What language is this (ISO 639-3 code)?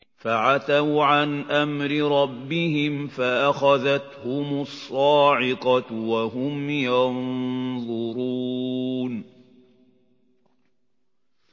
ara